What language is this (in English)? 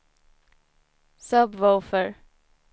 Swedish